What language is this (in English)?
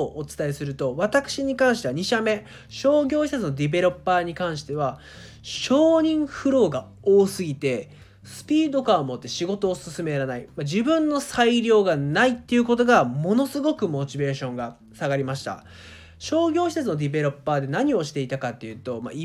Japanese